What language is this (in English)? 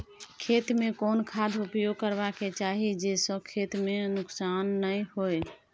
Maithili